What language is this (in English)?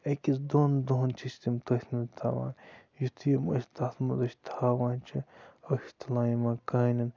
Kashmiri